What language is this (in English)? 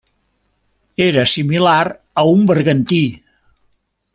Catalan